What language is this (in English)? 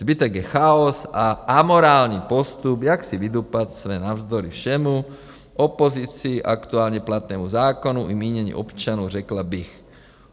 Czech